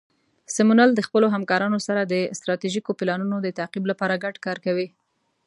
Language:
Pashto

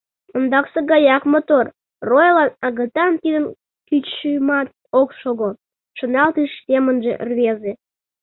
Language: Mari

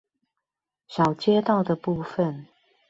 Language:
Chinese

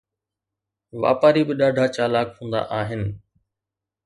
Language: Sindhi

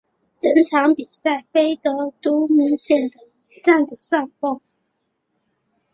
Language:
Chinese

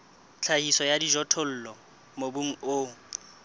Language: Southern Sotho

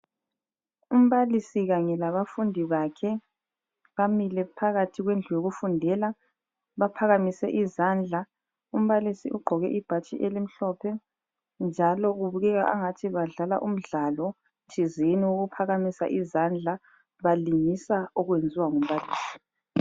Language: North Ndebele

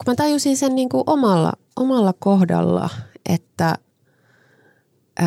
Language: Finnish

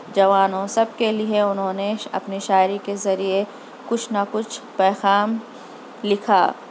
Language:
Urdu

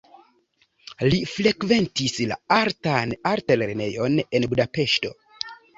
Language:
Esperanto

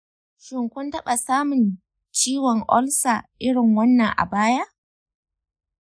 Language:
Hausa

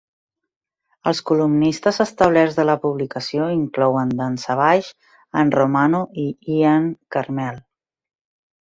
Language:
Catalan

